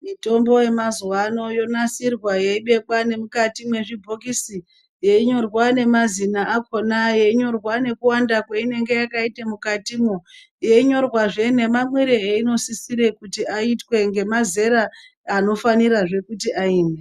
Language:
Ndau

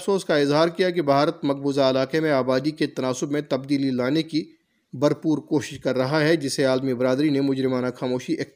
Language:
Urdu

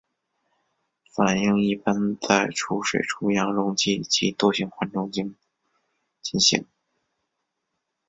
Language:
Chinese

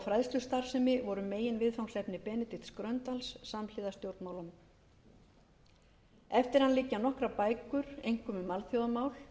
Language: Icelandic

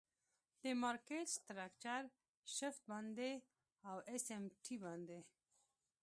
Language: Pashto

